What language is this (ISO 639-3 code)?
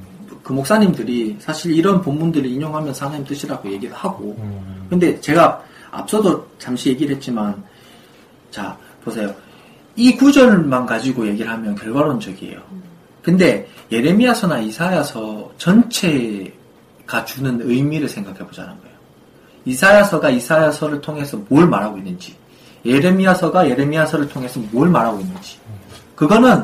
kor